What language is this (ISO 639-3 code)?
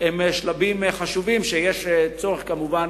heb